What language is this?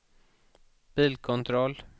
Swedish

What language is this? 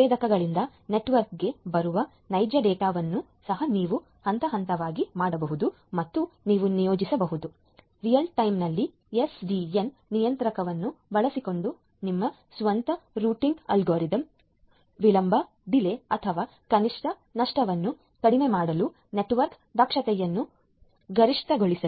Kannada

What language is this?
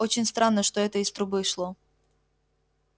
Russian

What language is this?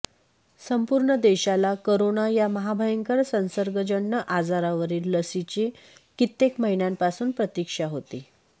Marathi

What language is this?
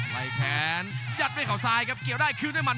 Thai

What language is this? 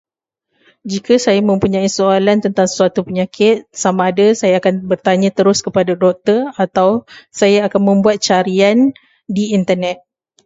Malay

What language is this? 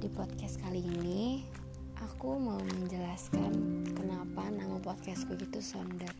Indonesian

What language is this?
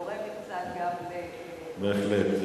Hebrew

